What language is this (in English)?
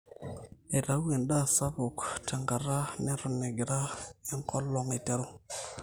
Masai